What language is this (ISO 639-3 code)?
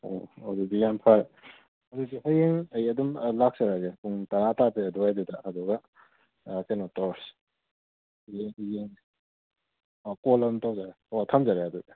mni